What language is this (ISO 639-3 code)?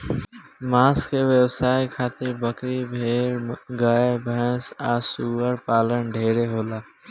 bho